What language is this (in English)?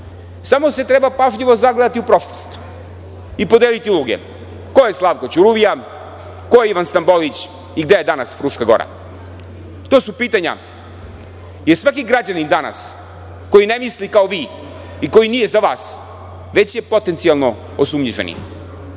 Serbian